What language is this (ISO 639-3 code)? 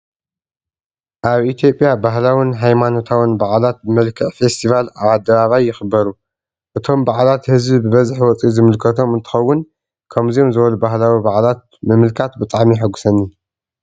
tir